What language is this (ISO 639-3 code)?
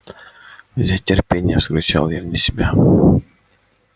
rus